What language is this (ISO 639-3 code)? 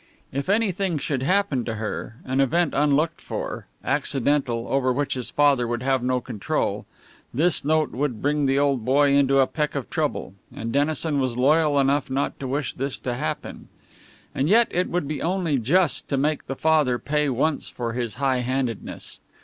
eng